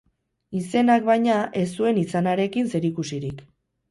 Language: Basque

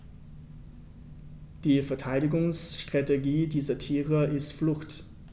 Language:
German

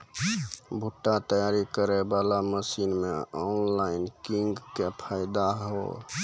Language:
Maithili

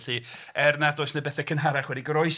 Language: Welsh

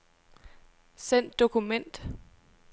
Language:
Danish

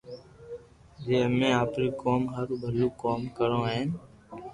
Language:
Loarki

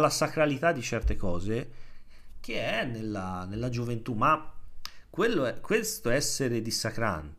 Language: Italian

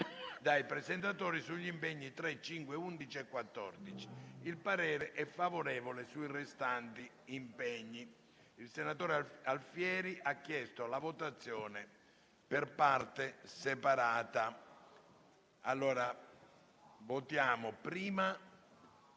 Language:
Italian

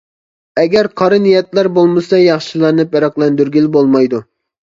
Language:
Uyghur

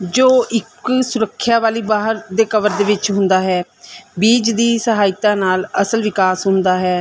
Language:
Punjabi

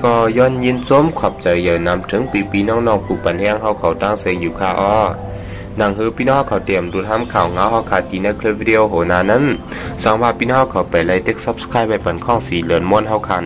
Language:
Thai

